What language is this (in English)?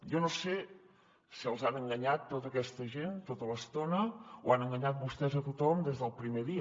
Catalan